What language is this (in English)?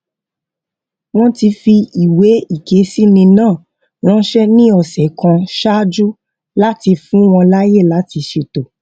Yoruba